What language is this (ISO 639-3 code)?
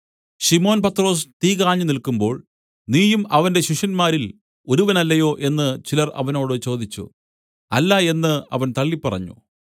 mal